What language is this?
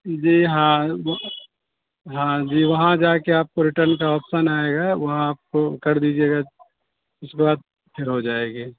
Urdu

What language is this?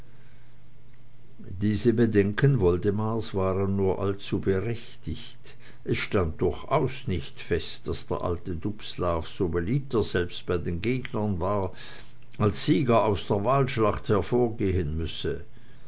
German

